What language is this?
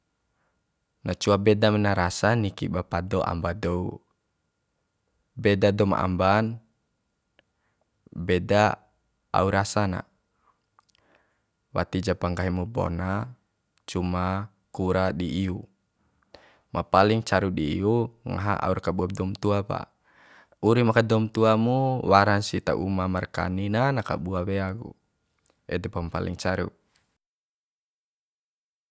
Bima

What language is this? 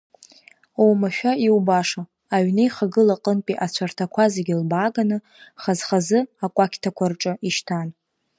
Abkhazian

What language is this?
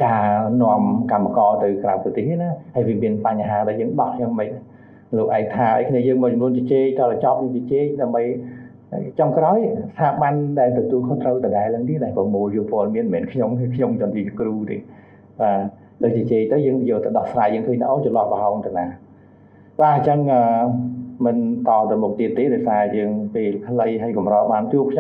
Thai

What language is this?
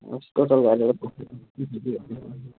Nepali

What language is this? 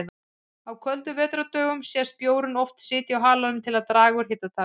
Icelandic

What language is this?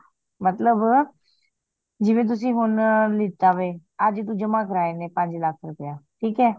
Punjabi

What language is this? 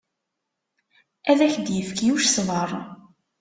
Kabyle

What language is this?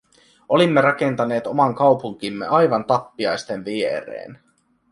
Finnish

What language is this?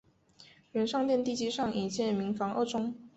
Chinese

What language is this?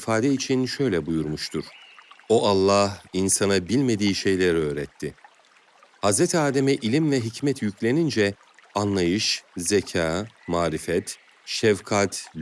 Turkish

